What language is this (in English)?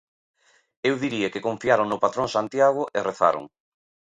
Galician